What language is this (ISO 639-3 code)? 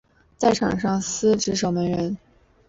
zho